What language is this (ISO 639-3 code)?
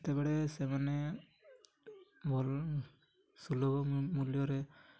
ori